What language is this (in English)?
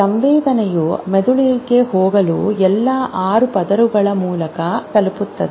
Kannada